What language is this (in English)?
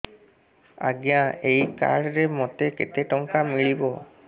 Odia